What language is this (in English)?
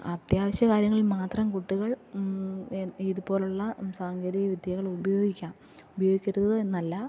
Malayalam